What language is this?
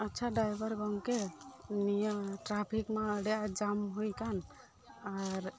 Santali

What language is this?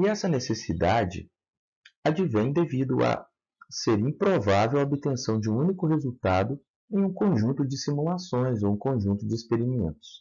Portuguese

